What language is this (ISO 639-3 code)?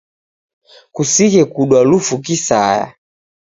dav